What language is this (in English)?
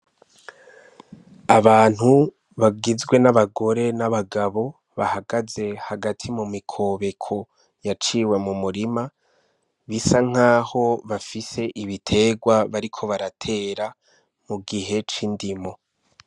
Rundi